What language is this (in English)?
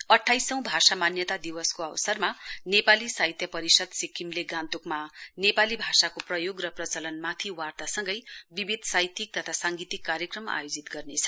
Nepali